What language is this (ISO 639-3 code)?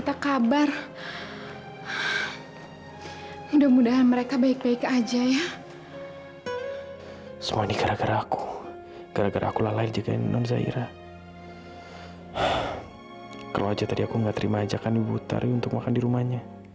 ind